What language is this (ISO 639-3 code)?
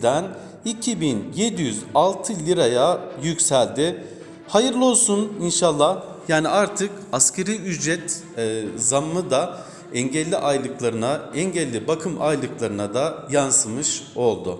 tur